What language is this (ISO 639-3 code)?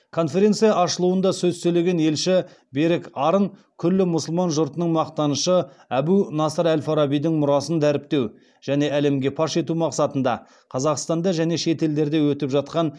kaz